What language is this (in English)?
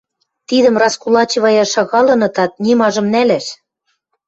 Western Mari